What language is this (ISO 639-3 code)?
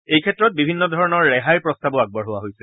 asm